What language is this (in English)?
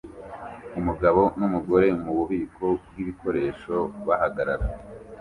Kinyarwanda